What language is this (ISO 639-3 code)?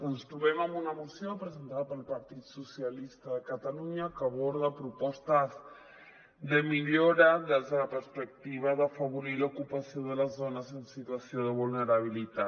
cat